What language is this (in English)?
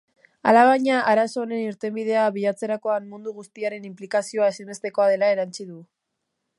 Basque